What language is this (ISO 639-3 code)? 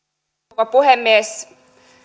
fin